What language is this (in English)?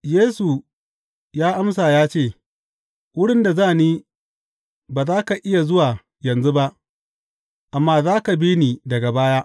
Hausa